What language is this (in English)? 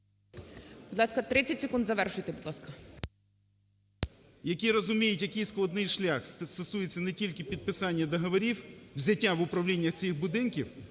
Ukrainian